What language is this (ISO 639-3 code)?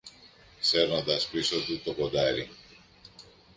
ell